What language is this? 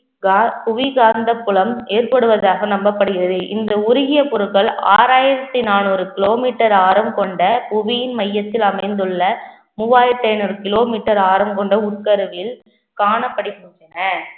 Tamil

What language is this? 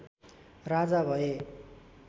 Nepali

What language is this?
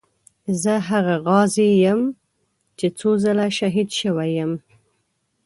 Pashto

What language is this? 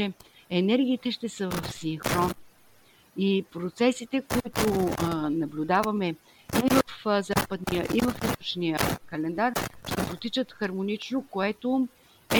Bulgarian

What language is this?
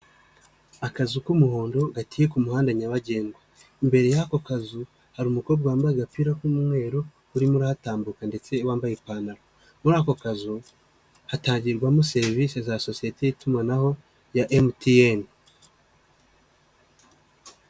Kinyarwanda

